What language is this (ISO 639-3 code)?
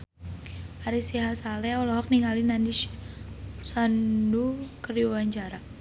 sun